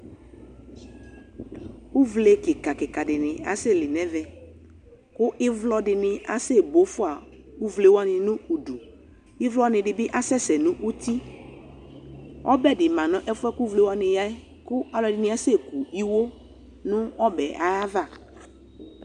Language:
Ikposo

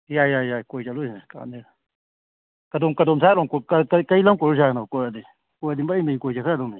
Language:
Manipuri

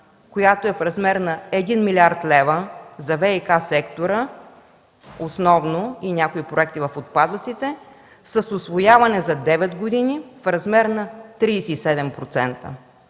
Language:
Bulgarian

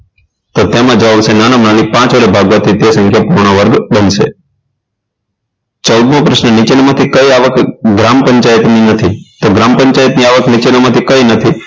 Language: Gujarati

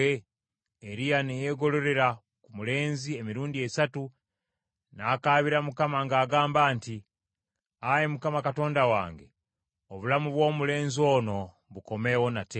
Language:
Ganda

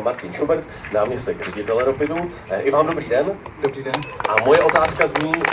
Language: Czech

